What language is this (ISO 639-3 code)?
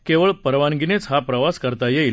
mar